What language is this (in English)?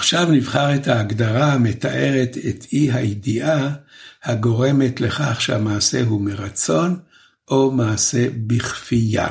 Hebrew